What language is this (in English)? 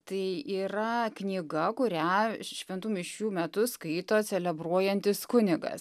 Lithuanian